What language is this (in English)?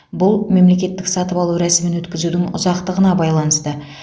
Kazakh